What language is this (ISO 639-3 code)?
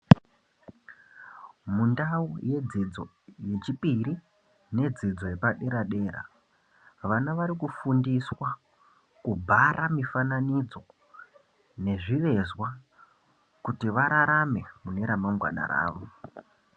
ndc